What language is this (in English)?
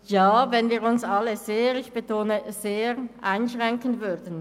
Swiss German